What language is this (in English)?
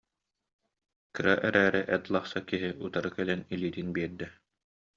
Yakut